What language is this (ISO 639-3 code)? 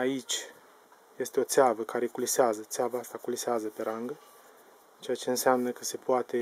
ron